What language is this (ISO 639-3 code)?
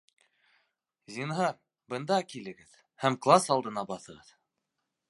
bak